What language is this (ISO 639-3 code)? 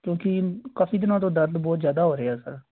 pan